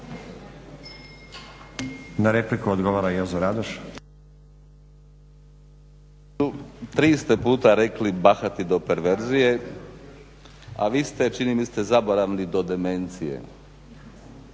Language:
Croatian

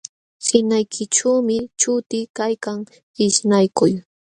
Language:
Jauja Wanca Quechua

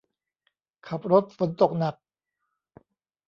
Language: Thai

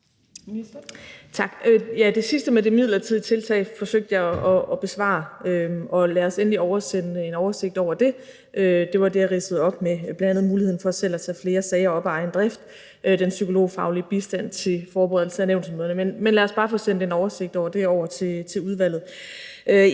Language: Danish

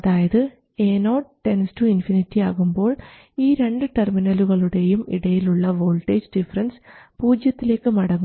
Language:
Malayalam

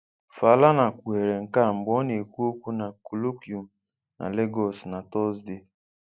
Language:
Igbo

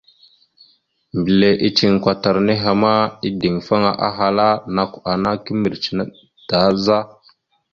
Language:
Mada (Cameroon)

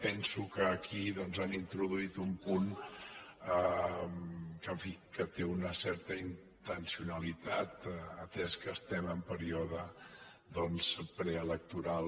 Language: Catalan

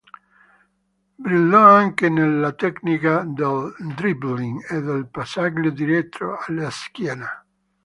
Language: Italian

